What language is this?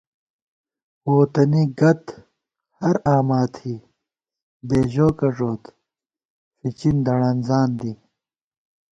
Gawar-Bati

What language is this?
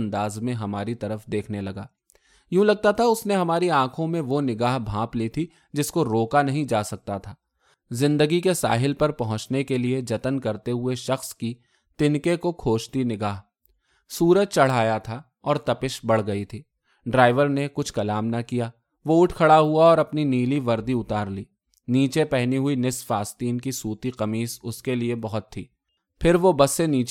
Urdu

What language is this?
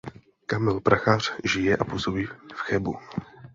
Czech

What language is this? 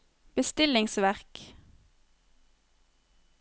Norwegian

